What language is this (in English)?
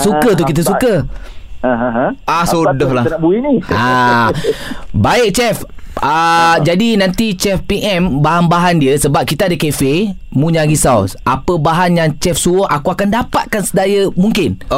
Malay